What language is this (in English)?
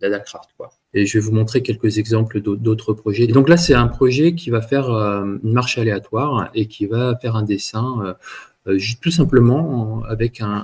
French